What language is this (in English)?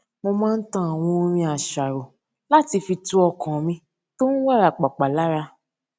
Yoruba